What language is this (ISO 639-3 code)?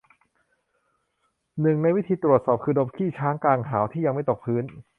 tha